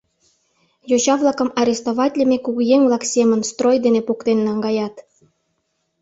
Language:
Mari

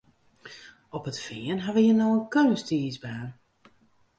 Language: Western Frisian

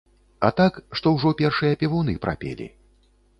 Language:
Belarusian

